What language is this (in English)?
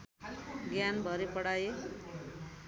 Nepali